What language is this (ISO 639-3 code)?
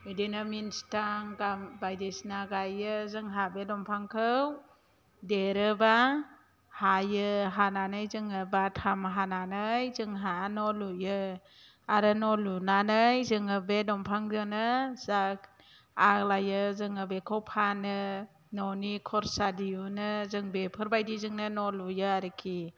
brx